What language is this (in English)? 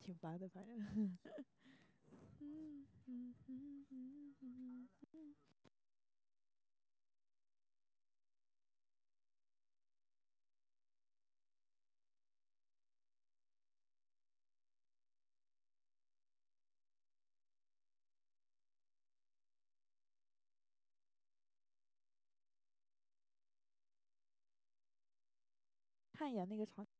Chinese